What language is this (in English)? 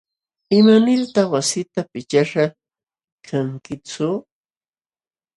Jauja Wanca Quechua